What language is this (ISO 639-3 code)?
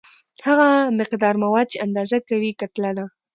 pus